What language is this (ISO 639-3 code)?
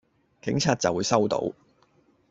yue